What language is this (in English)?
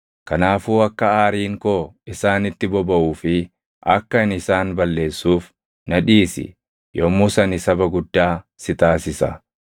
Oromo